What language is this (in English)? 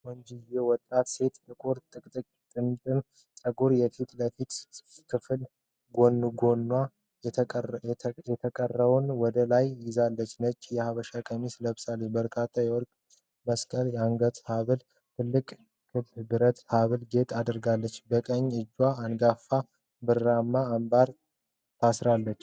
Amharic